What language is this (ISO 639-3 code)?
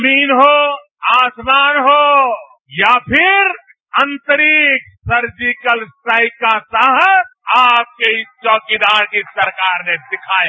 hin